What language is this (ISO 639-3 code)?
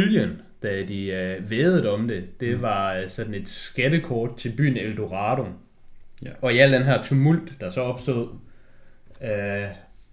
dan